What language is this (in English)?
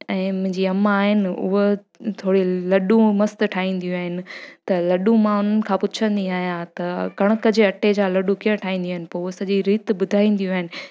Sindhi